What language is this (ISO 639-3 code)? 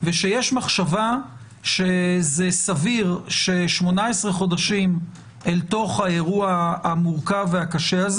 heb